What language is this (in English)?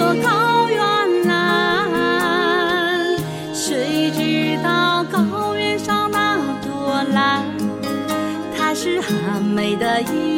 Chinese